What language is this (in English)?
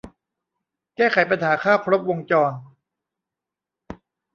Thai